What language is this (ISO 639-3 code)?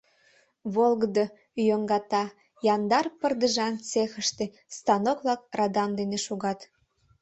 chm